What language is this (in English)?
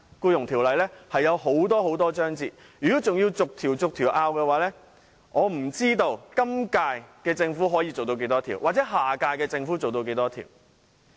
Cantonese